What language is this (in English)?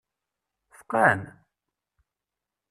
Kabyle